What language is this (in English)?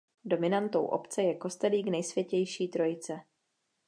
Czech